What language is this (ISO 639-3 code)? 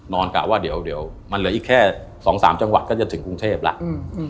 tha